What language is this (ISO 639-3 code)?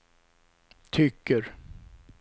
swe